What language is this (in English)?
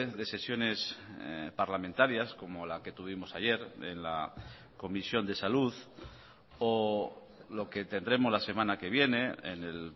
Spanish